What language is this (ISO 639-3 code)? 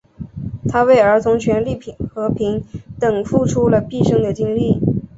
zho